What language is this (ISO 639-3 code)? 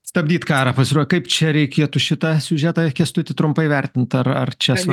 lit